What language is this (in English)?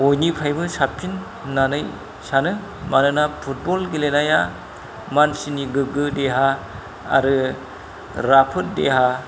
Bodo